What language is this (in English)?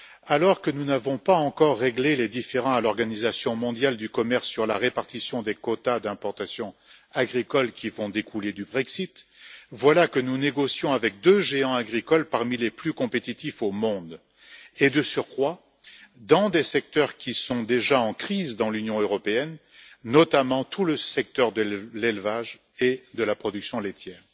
French